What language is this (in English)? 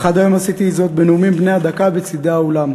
Hebrew